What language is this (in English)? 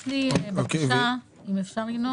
Hebrew